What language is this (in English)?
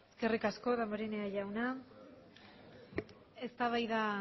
Basque